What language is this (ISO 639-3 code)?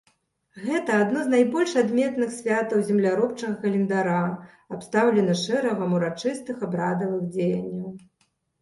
bel